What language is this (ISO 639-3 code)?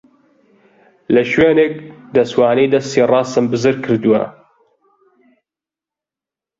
ckb